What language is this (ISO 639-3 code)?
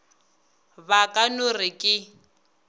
nso